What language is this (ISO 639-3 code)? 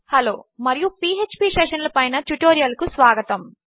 tel